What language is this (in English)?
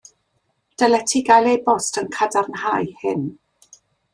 Welsh